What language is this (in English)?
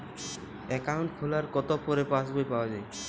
Bangla